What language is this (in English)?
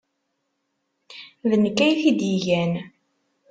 Kabyle